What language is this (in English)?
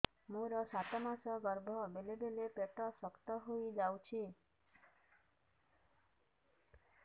Odia